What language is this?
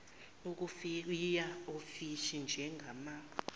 Zulu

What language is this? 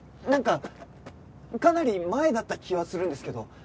Japanese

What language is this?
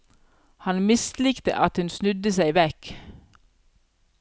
Norwegian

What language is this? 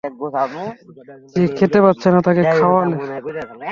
Bangla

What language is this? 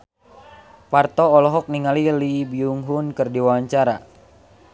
Sundanese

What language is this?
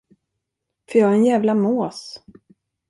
Swedish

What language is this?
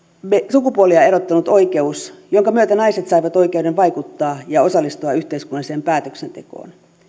Finnish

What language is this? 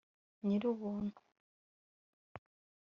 Kinyarwanda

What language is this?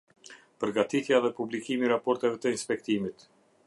Albanian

